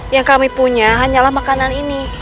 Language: Indonesian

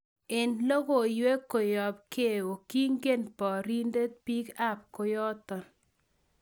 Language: Kalenjin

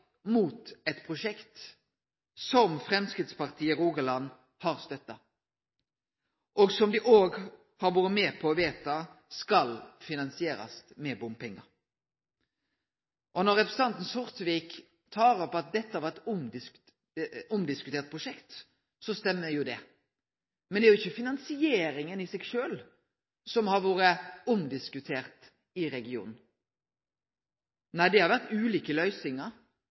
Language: Norwegian Nynorsk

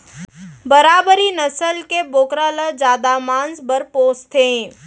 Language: Chhattisgarhi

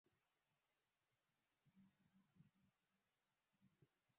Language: Swahili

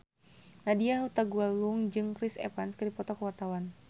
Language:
Sundanese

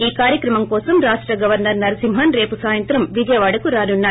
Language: Telugu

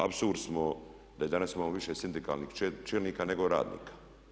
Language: Croatian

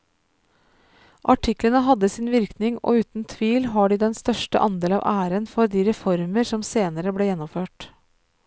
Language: Norwegian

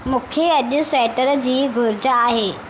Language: Sindhi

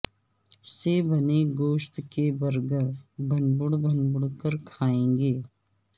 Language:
Urdu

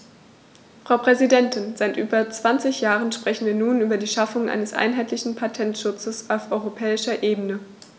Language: German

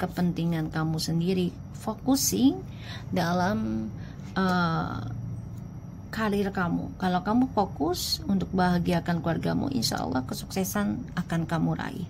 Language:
Indonesian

